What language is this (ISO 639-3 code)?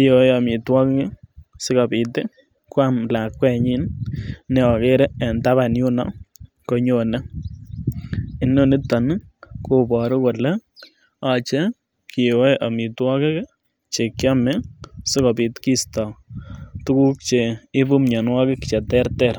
kln